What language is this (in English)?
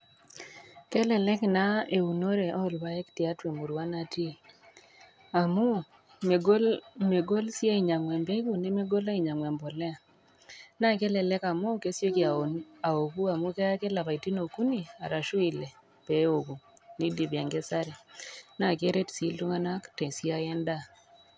Masai